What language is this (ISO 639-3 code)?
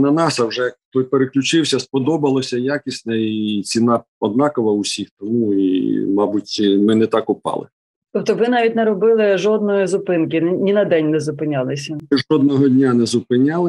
ukr